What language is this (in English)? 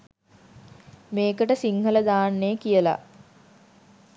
Sinhala